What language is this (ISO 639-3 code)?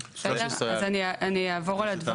heb